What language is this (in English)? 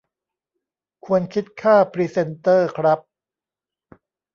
Thai